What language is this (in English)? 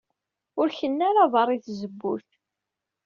Kabyle